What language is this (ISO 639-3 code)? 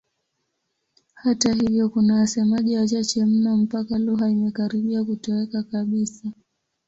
swa